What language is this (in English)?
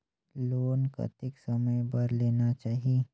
Chhattisgarhi